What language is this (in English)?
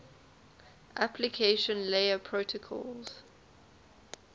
English